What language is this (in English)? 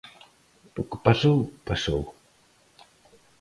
Galician